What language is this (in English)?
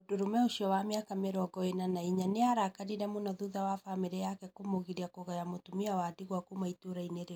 Kikuyu